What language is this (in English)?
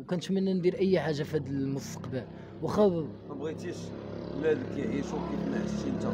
Arabic